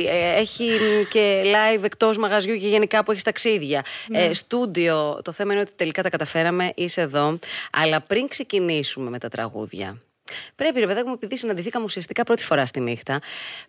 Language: Greek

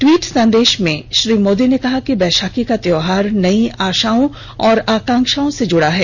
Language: Hindi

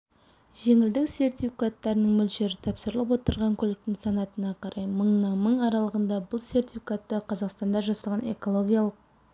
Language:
Kazakh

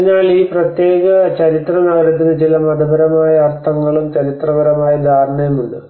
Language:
Malayalam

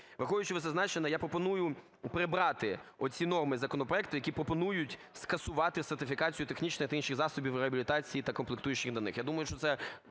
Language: Ukrainian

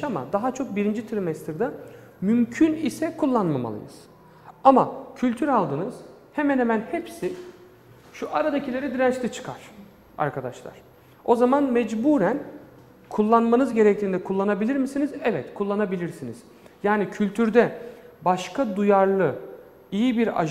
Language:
Turkish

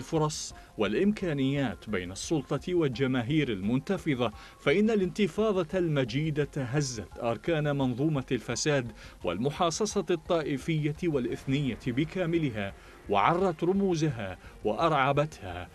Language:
Arabic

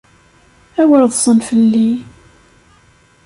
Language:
Kabyle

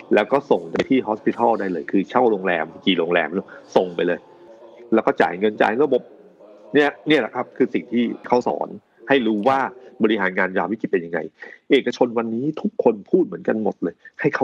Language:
Thai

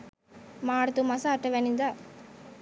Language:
Sinhala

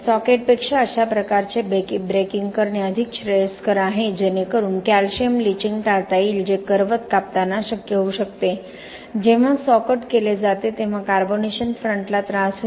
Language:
Marathi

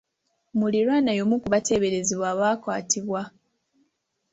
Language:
Ganda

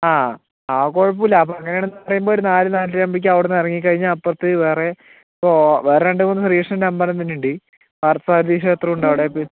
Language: Malayalam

